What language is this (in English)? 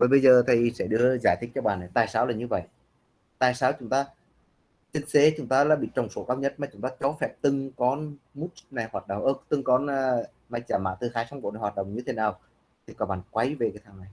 Vietnamese